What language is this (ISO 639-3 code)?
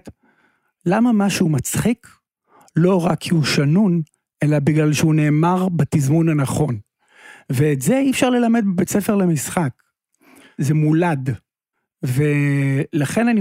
heb